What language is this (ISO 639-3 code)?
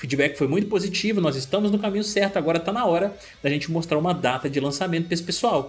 por